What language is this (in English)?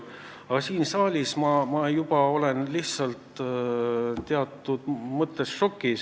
Estonian